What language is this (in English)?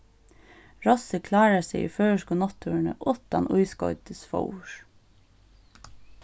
Faroese